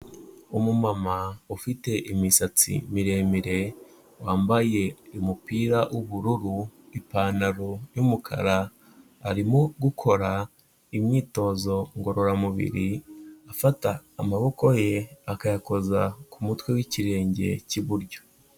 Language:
Kinyarwanda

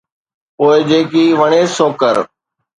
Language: Sindhi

